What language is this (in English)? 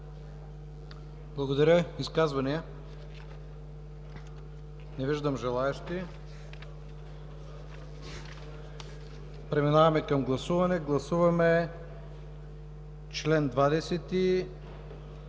Bulgarian